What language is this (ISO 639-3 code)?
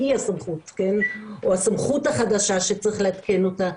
heb